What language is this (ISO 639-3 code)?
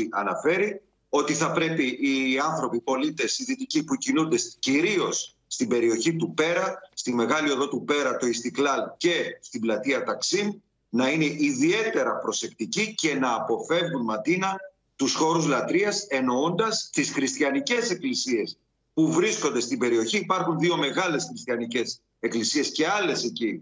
ell